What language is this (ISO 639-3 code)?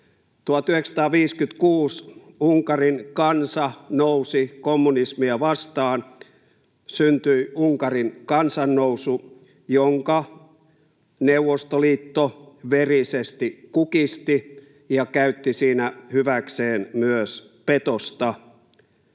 fin